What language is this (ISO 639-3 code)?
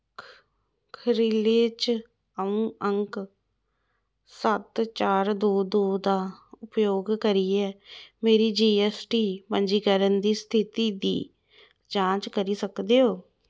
doi